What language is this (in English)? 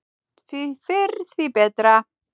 Icelandic